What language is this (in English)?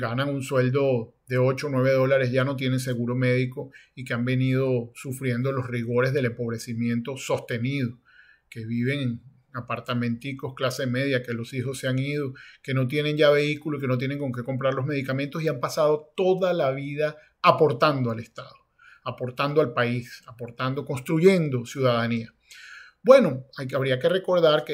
Spanish